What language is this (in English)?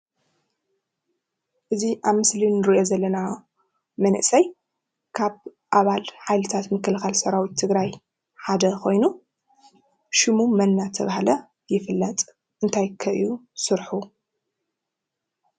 Tigrinya